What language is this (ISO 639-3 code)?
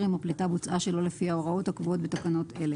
heb